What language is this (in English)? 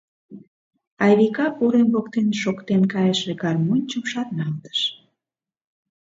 Mari